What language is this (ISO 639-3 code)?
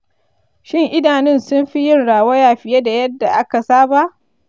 hau